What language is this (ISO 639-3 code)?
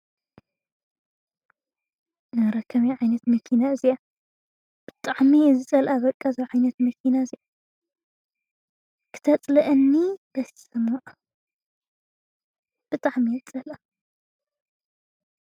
tir